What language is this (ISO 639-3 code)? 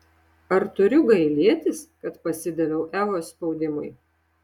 lit